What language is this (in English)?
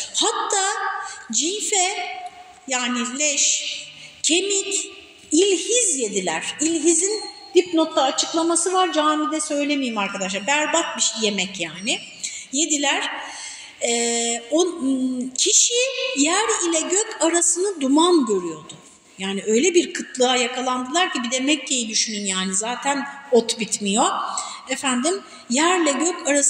Turkish